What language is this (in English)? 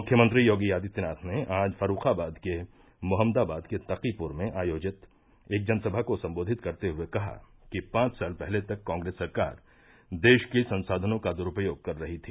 Hindi